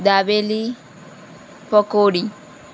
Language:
Gujarati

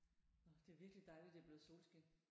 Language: Danish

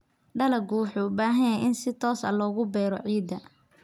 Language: Somali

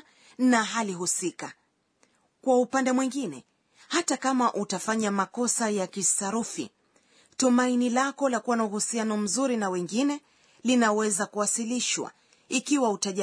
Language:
Swahili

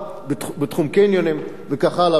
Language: Hebrew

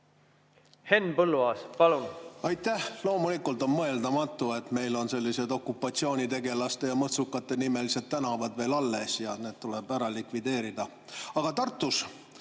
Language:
Estonian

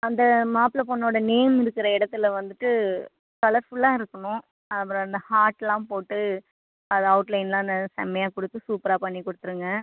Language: Tamil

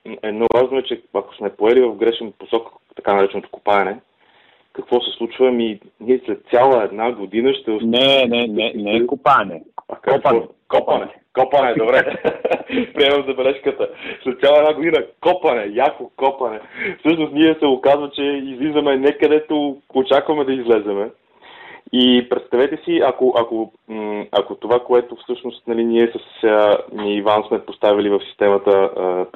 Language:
Bulgarian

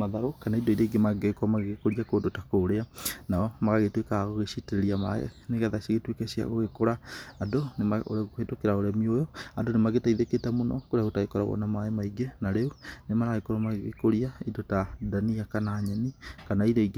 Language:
Kikuyu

